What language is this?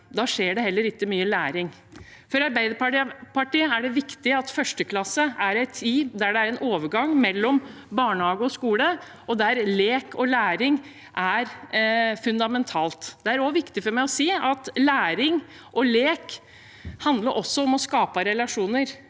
Norwegian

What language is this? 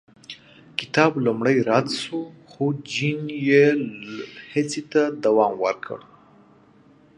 Pashto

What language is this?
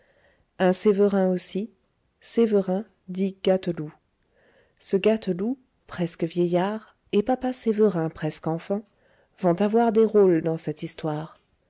French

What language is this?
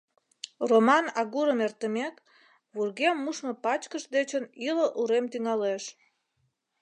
Mari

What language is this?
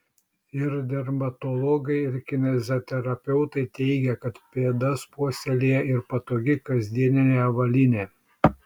Lithuanian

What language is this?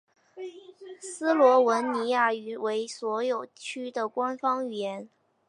Chinese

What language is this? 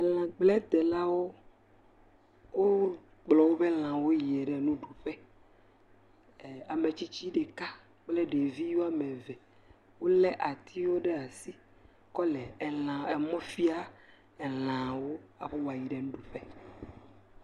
Ewe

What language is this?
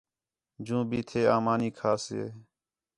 Khetrani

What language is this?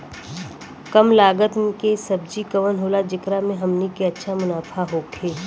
Bhojpuri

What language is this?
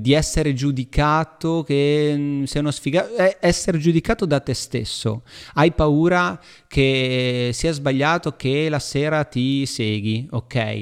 Italian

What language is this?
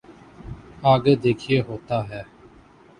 Urdu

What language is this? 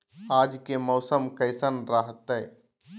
Magahi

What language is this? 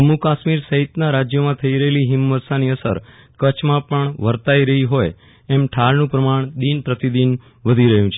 Gujarati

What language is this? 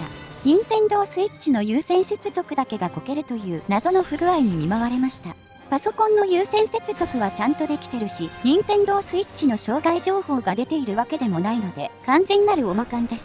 Japanese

